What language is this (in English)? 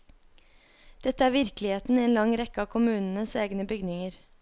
Norwegian